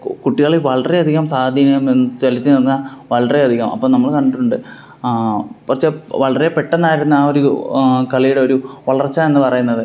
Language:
Malayalam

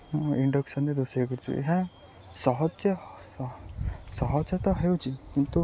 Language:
Odia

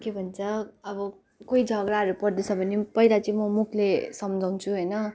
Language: Nepali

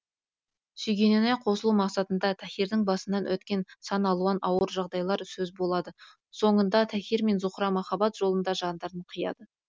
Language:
Kazakh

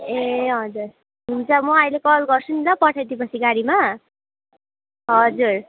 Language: Nepali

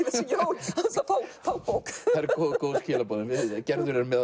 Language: Icelandic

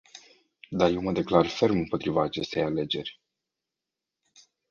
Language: Romanian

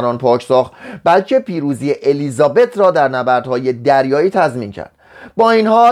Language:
Persian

